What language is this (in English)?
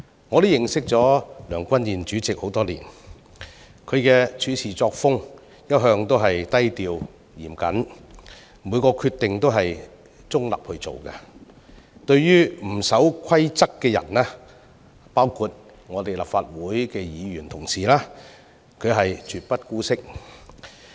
Cantonese